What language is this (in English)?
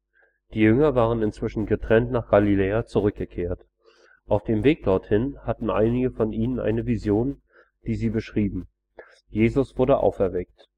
German